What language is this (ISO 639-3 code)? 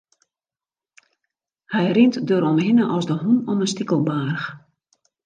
fry